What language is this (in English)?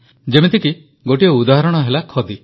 Odia